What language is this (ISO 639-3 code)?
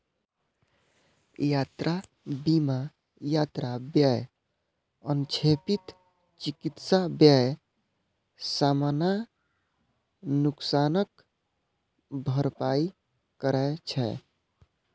mai